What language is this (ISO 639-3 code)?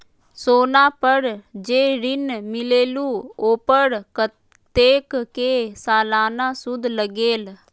mag